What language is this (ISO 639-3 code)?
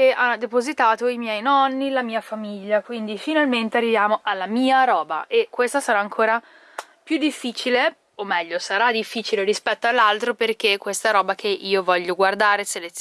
ita